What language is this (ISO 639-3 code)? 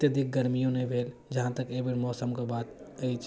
mai